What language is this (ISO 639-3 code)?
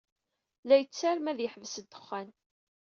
kab